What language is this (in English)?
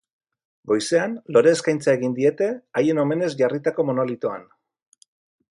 Basque